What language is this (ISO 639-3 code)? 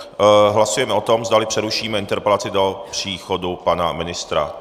ces